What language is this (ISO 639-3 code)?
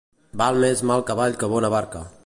cat